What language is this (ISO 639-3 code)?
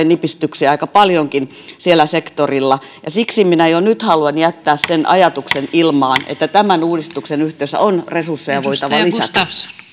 fin